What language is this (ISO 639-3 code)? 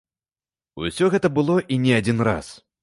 bel